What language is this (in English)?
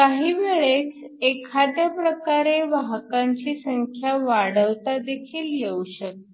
Marathi